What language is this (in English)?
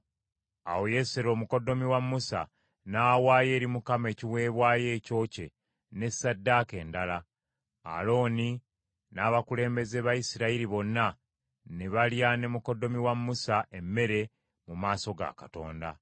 Ganda